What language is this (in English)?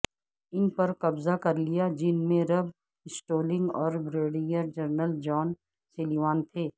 Urdu